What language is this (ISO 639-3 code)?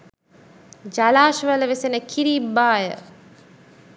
sin